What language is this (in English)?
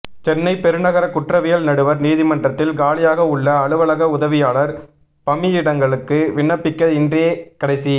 Tamil